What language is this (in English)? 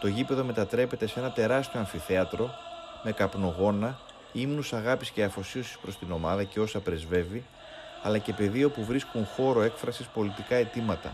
Greek